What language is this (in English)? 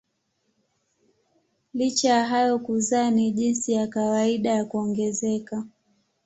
Swahili